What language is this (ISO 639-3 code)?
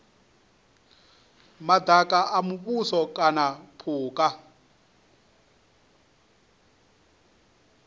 ven